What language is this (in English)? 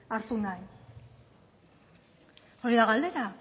Basque